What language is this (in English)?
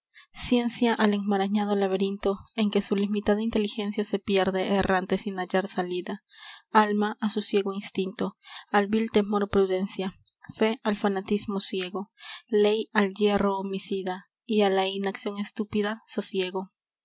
Spanish